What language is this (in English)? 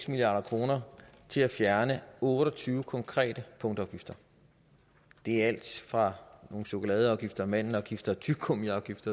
Danish